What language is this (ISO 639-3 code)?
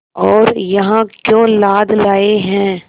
hin